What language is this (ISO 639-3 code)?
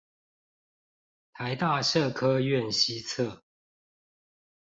zho